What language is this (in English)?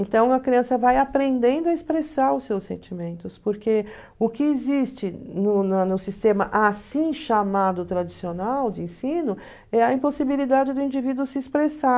Portuguese